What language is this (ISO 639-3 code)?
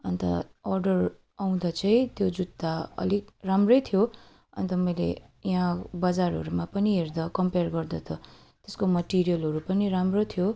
nep